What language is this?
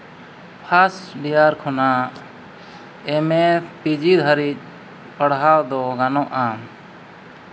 Santali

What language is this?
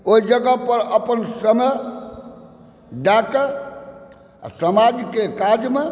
Maithili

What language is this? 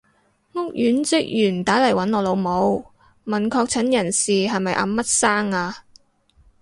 Cantonese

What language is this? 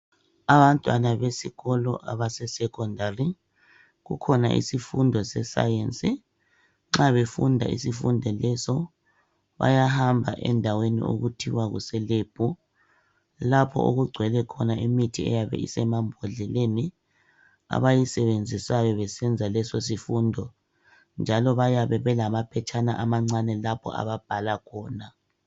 North Ndebele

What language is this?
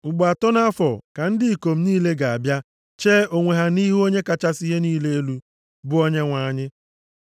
Igbo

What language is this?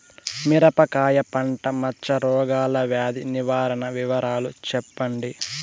Telugu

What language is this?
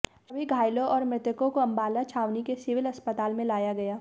Hindi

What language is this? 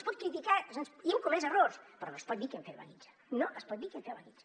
Catalan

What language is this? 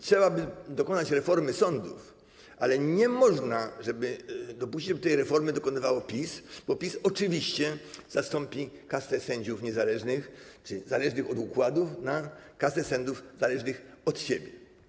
Polish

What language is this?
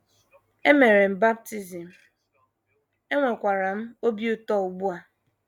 Igbo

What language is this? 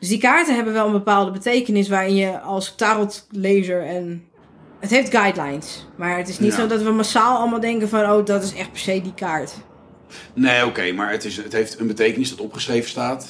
Dutch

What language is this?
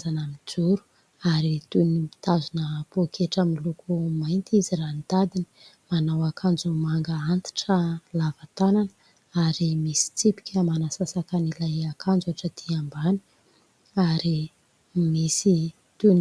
Malagasy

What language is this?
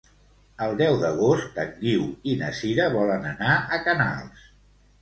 Catalan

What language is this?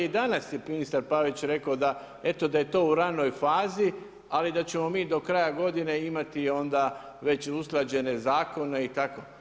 Croatian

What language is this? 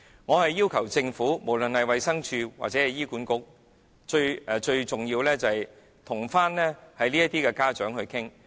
Cantonese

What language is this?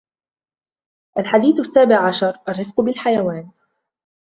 Arabic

